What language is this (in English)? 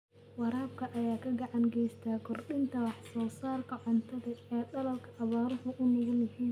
Somali